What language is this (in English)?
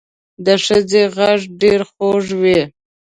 Pashto